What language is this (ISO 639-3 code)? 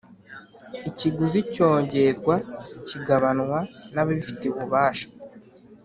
kin